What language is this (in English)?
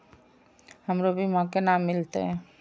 Maithili